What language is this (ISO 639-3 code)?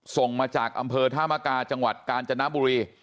tha